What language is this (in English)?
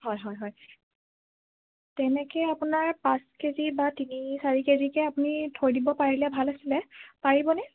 Assamese